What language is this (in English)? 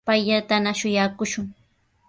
Sihuas Ancash Quechua